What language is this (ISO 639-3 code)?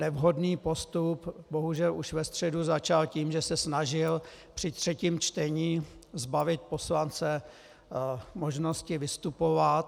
ces